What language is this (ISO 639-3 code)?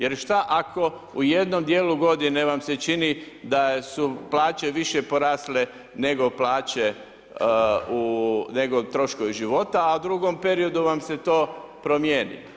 hrv